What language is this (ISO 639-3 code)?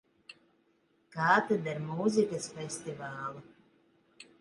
lav